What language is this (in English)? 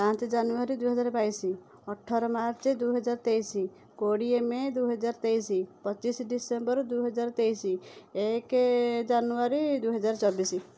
Odia